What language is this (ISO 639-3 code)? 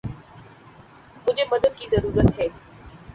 urd